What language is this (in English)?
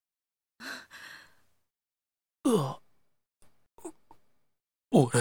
Japanese